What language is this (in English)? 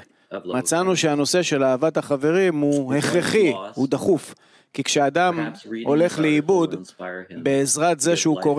Hebrew